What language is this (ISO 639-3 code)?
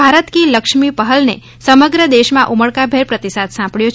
guj